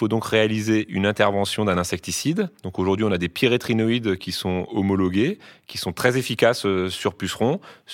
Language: French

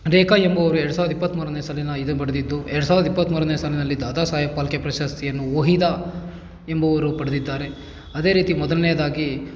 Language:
Kannada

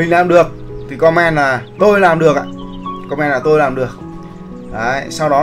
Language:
Vietnamese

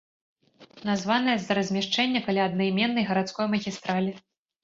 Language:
Belarusian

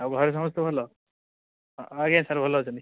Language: Odia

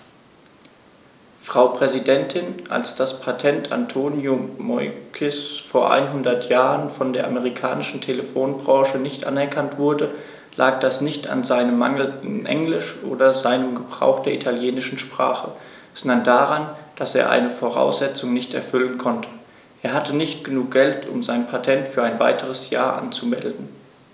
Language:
German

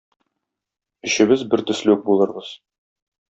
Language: Tatar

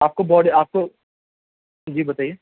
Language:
Urdu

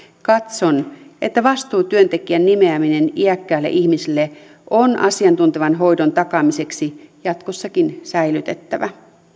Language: Finnish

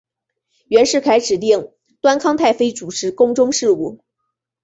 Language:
Chinese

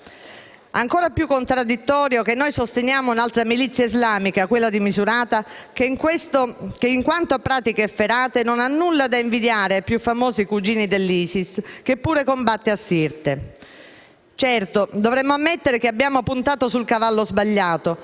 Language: Italian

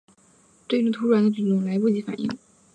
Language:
Chinese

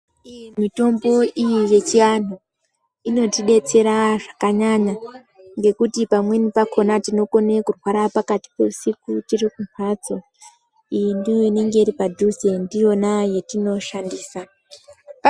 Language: Ndau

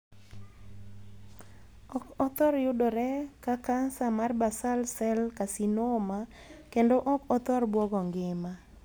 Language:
Luo (Kenya and Tanzania)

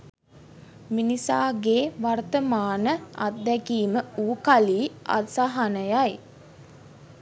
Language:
Sinhala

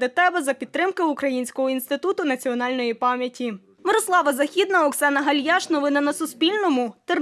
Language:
Ukrainian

